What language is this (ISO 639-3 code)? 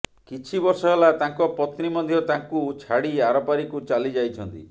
ori